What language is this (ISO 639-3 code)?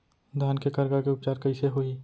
hne